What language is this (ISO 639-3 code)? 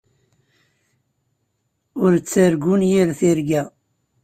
kab